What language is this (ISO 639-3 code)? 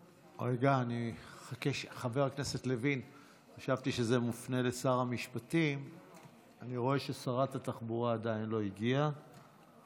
heb